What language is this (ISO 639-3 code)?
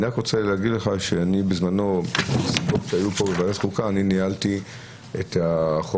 heb